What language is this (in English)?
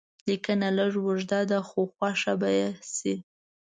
Pashto